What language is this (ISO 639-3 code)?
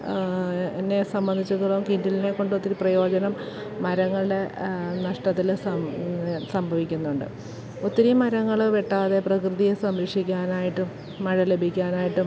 mal